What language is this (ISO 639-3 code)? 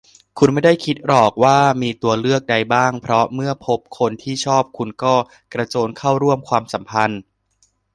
tha